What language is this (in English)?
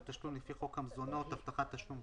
Hebrew